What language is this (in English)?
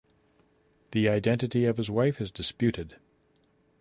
English